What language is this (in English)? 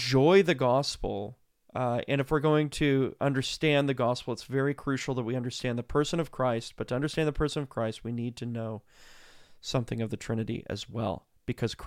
English